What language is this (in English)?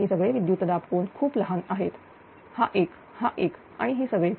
Marathi